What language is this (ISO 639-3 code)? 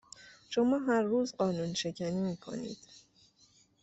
fas